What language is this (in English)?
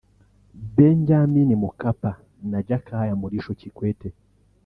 Kinyarwanda